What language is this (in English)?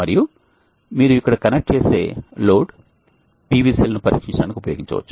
Telugu